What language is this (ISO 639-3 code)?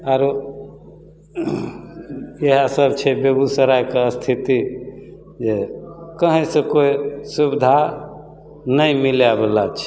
mai